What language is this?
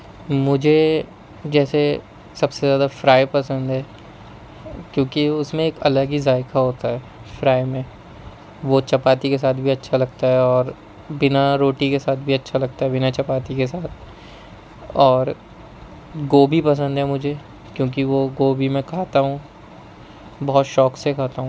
Urdu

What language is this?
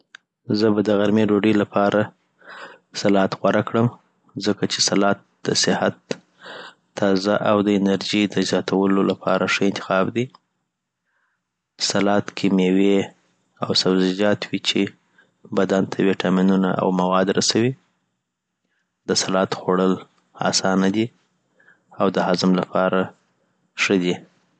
Southern Pashto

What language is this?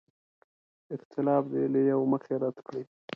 Pashto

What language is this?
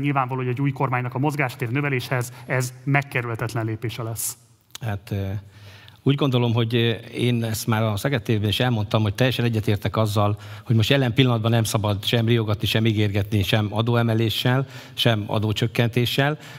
Hungarian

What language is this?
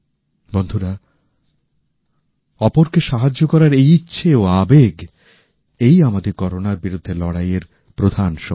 Bangla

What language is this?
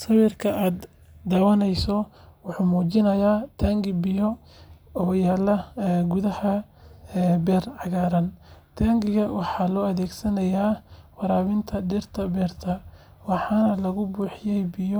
Somali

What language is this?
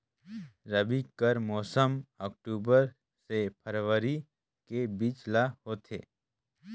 Chhattisgarhi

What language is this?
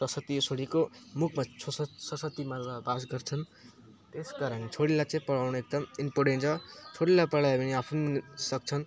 Nepali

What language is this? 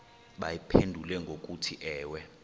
Xhosa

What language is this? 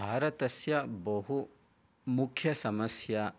Sanskrit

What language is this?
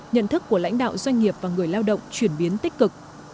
Vietnamese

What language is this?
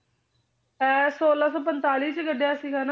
Punjabi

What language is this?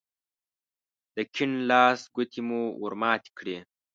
Pashto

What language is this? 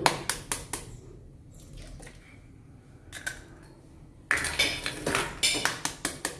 Indonesian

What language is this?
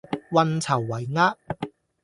Cantonese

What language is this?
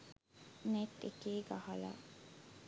Sinhala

